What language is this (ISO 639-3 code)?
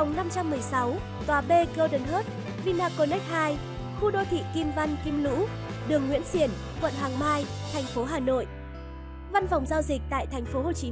vie